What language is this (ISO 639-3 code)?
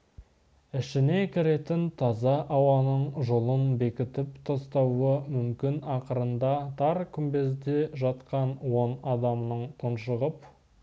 kaz